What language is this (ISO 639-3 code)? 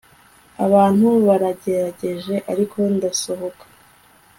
kin